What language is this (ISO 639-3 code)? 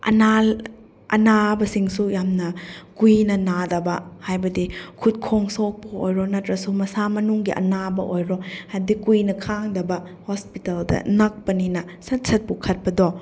mni